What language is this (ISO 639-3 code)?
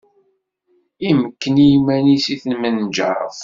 kab